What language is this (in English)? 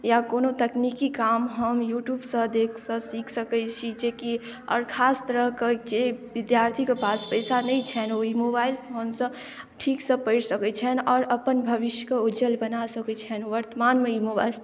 Maithili